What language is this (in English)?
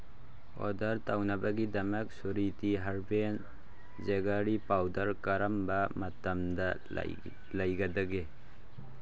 Manipuri